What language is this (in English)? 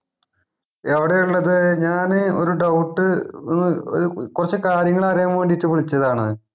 Malayalam